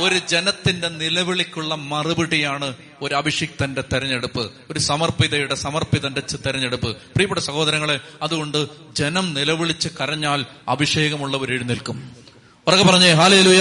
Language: Malayalam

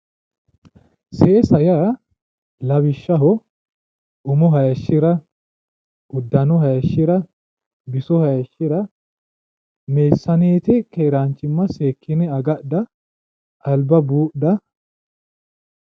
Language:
Sidamo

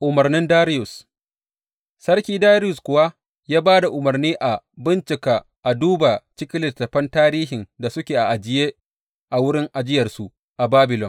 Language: Hausa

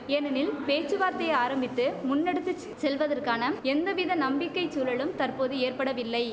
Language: Tamil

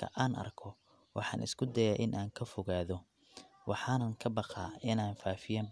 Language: Somali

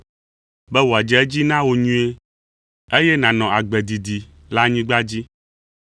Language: Ewe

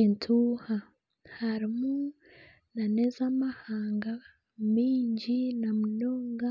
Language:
Nyankole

